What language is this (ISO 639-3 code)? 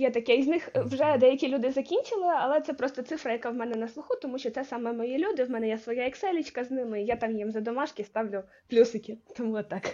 ukr